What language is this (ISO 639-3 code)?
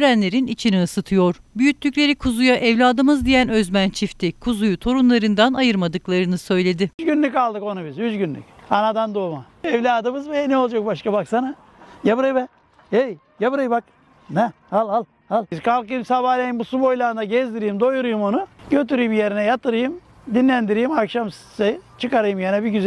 tur